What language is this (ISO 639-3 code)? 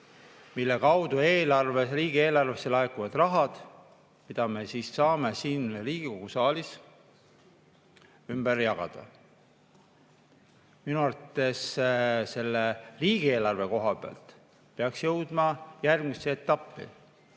est